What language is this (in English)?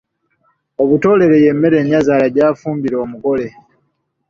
Ganda